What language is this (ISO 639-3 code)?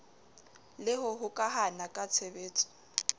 sot